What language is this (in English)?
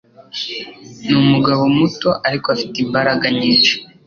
Kinyarwanda